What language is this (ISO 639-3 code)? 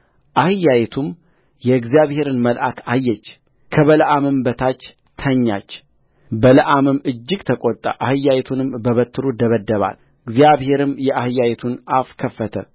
amh